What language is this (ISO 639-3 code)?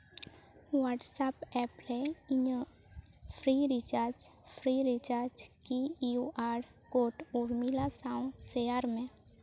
sat